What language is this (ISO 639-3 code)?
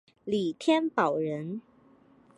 zho